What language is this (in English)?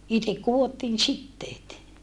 Finnish